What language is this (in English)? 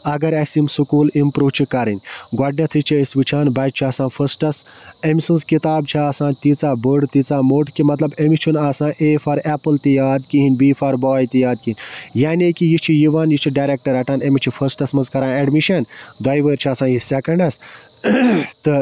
Kashmiri